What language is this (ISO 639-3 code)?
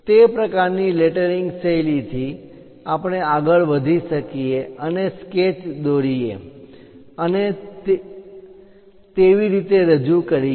guj